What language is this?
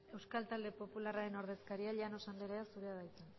Basque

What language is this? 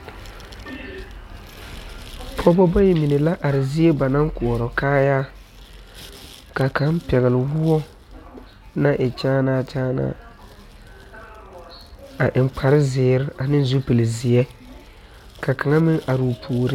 Southern Dagaare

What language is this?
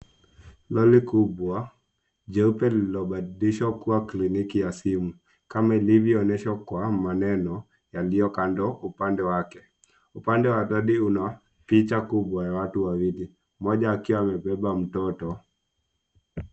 Swahili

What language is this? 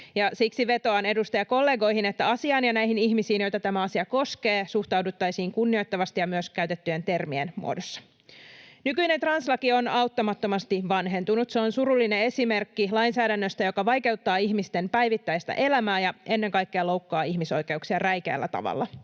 Finnish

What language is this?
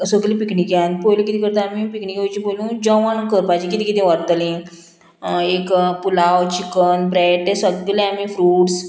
Konkani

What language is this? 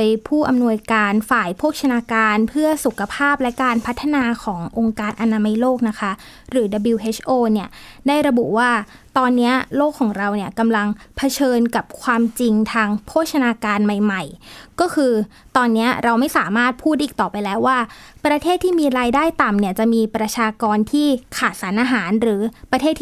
Thai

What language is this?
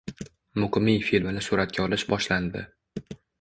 Uzbek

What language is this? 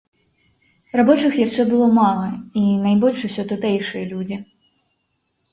Belarusian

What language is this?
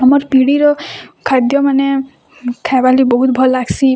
Odia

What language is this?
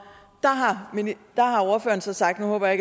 Danish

